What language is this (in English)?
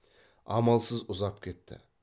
Kazakh